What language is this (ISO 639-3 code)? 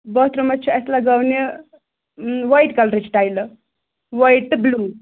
kas